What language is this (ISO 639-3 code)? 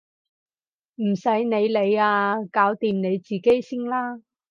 yue